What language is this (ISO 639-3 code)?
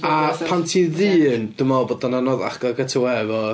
cym